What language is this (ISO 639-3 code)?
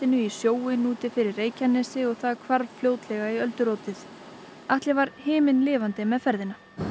isl